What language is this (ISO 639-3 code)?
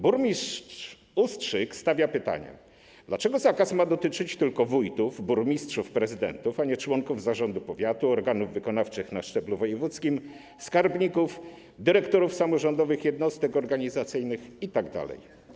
pol